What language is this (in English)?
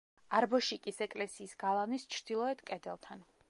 Georgian